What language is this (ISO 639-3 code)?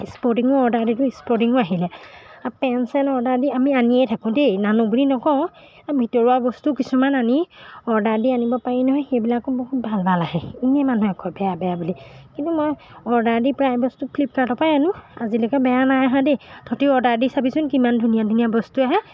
asm